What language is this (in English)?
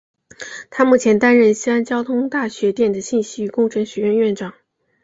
Chinese